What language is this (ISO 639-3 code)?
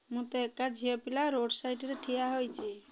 ori